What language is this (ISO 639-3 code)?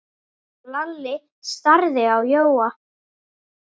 isl